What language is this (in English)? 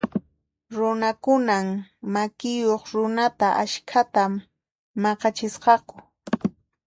Puno Quechua